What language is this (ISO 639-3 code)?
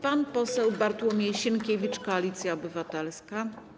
pol